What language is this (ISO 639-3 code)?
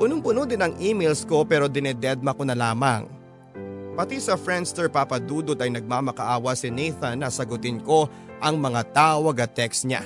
fil